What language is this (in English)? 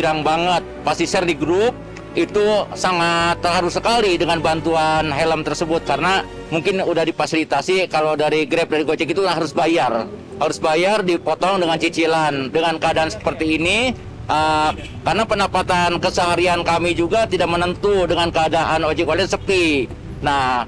Indonesian